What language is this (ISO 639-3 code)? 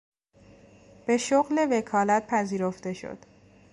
fas